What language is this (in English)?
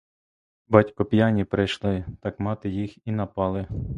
Ukrainian